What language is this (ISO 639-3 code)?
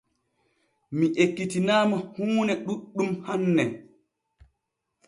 fue